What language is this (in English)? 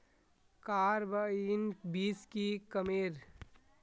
Magahi